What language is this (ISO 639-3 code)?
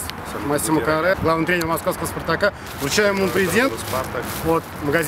rus